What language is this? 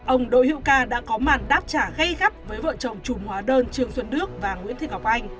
Vietnamese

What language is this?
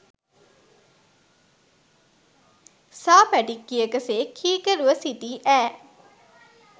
Sinhala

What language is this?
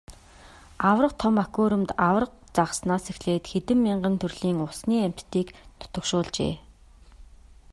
Mongolian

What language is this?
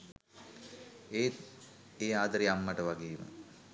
Sinhala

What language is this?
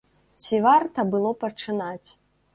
Belarusian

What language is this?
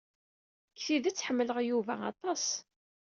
Kabyle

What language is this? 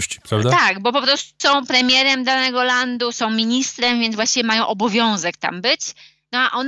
Polish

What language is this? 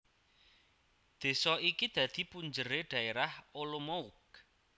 Javanese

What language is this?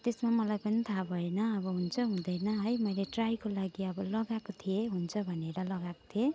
Nepali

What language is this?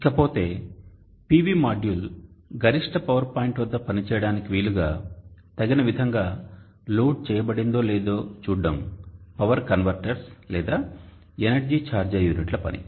Telugu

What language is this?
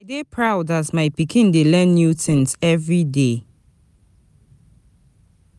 Nigerian Pidgin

